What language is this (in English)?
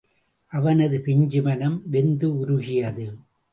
Tamil